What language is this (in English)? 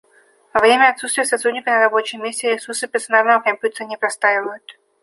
Russian